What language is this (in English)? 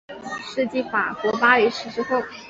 Chinese